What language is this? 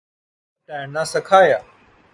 Urdu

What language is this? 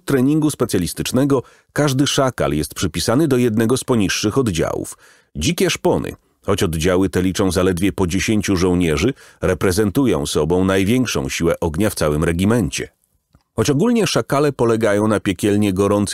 Polish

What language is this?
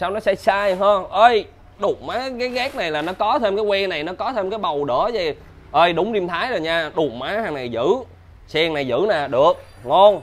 Vietnamese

